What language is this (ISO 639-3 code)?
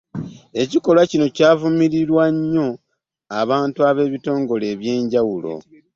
lug